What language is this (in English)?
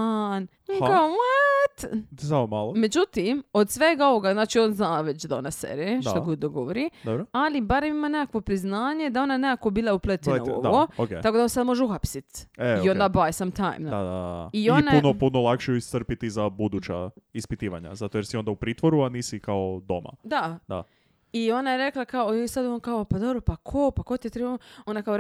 Croatian